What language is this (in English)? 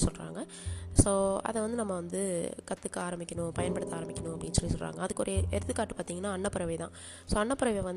Tamil